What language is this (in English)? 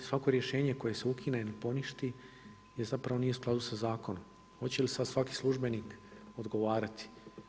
Croatian